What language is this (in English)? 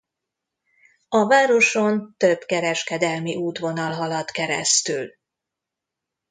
Hungarian